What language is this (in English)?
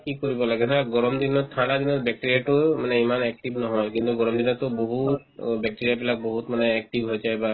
Assamese